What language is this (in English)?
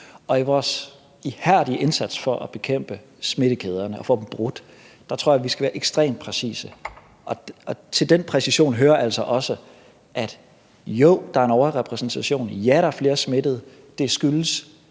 Danish